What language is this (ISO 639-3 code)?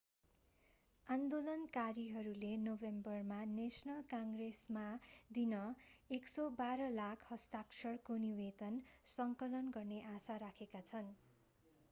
nep